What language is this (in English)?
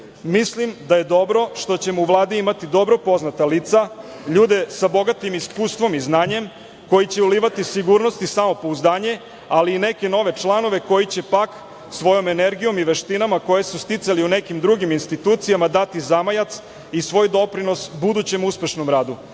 Serbian